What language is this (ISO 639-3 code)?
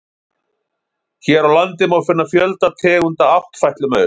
isl